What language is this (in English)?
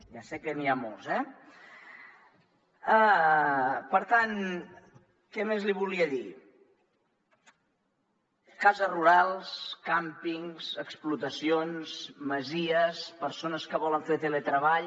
Catalan